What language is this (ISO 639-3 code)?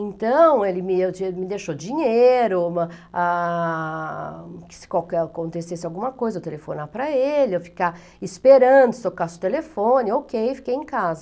por